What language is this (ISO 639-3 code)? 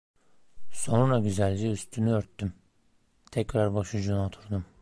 tur